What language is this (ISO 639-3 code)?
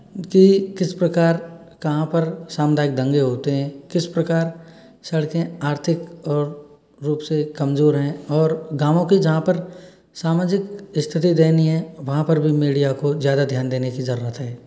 hin